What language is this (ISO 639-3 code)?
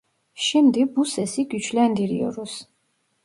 tur